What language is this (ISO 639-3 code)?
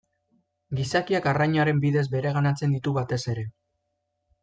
eus